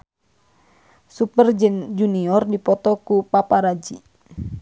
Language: Sundanese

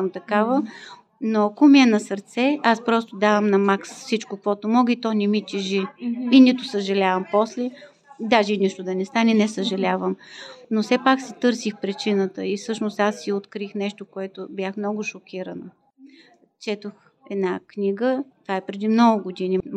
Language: Bulgarian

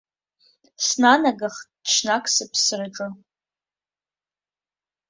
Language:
Abkhazian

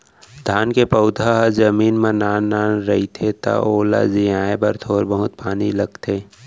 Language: Chhattisgarhi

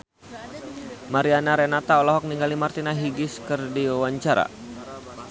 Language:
Sundanese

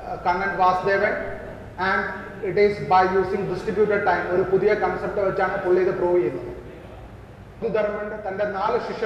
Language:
Malayalam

